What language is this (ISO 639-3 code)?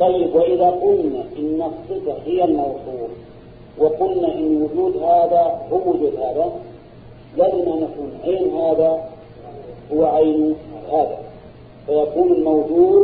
ara